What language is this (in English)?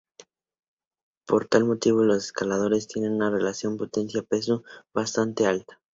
Spanish